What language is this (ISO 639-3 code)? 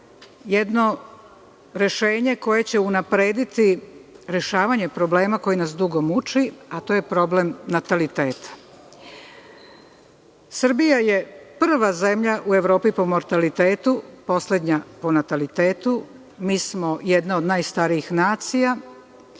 srp